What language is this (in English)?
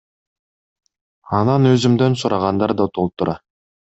Kyrgyz